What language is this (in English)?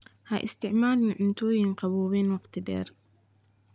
Somali